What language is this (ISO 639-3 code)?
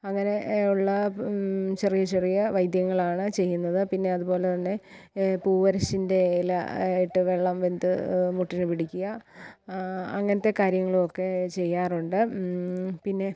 mal